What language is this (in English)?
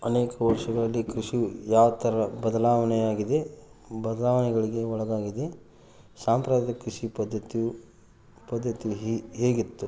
Kannada